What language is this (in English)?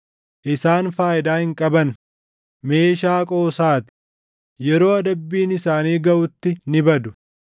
Oromo